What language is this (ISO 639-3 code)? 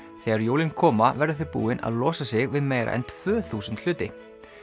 isl